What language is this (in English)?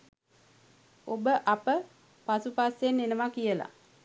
Sinhala